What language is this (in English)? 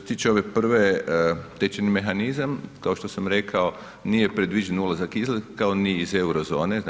Croatian